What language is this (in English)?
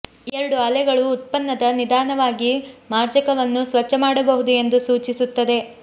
Kannada